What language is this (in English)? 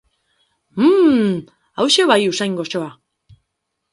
Basque